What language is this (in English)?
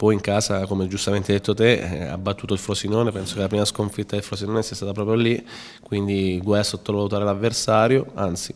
Italian